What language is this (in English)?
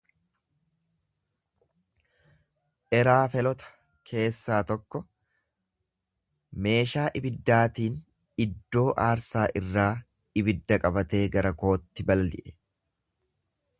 Oromo